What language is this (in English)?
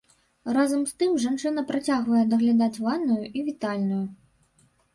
Belarusian